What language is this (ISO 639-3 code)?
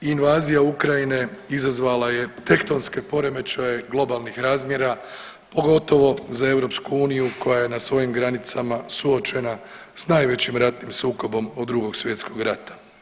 hrv